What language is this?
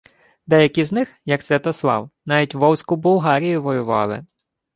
Ukrainian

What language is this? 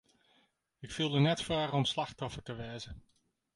Western Frisian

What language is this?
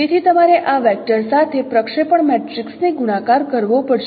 Gujarati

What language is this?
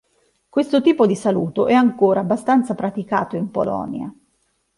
Italian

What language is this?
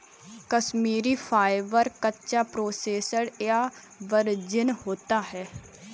Hindi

